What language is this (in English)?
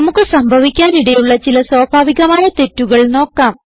Malayalam